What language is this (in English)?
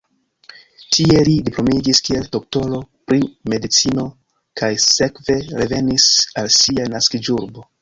Esperanto